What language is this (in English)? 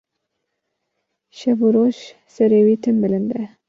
Kurdish